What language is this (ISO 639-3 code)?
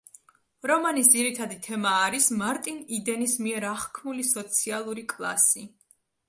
kat